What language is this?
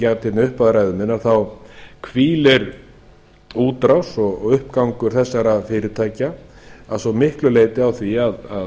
Icelandic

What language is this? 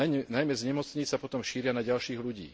Slovak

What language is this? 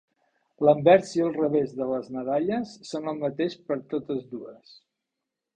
Catalan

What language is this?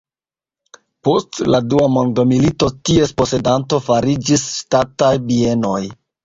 Esperanto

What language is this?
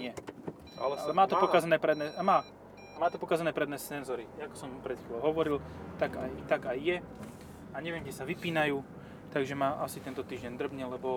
Slovak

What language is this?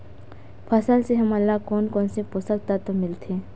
Chhattisgarhi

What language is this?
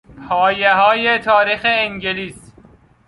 Persian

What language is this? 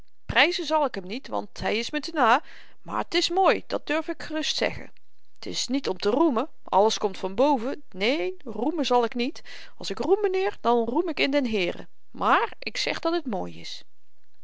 Dutch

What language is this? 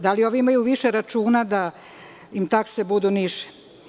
Serbian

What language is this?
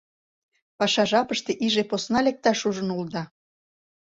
Mari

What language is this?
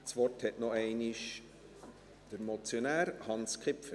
Swiss German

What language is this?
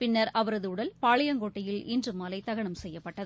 Tamil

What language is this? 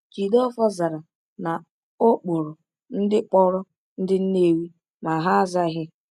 Igbo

